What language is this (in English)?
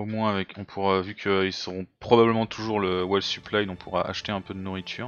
French